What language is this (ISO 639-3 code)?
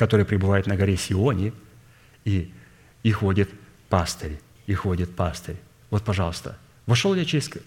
rus